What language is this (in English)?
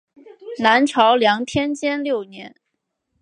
Chinese